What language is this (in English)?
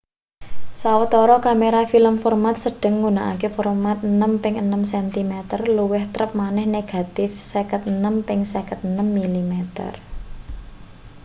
Javanese